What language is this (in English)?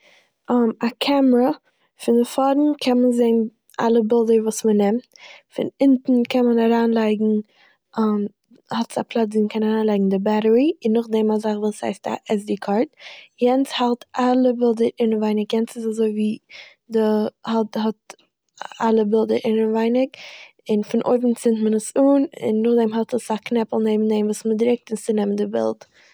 Yiddish